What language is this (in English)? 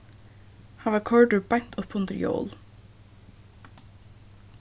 Faroese